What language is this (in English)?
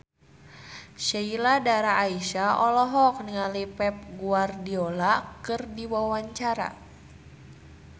Sundanese